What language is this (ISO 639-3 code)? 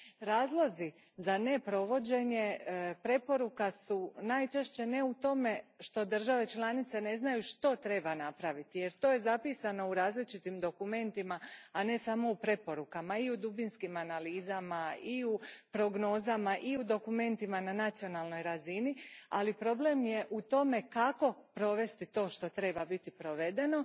hrv